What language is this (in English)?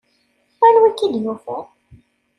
Kabyle